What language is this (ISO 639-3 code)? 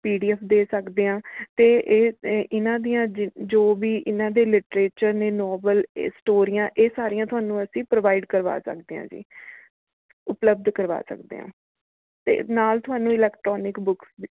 pan